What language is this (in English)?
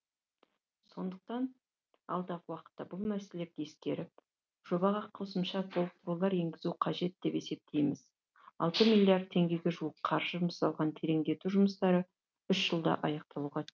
Kazakh